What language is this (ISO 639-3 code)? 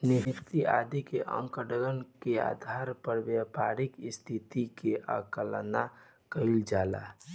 bho